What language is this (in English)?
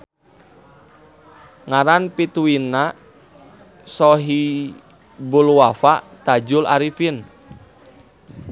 Sundanese